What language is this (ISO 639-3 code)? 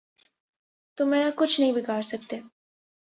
urd